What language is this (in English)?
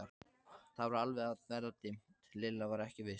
Icelandic